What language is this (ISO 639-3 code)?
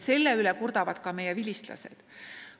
est